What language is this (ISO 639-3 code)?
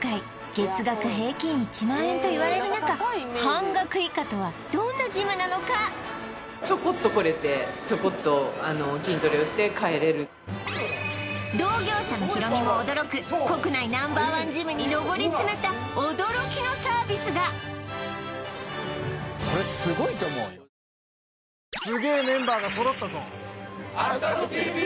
jpn